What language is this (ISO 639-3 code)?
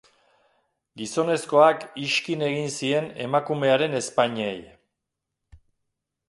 eus